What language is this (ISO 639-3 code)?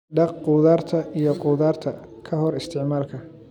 som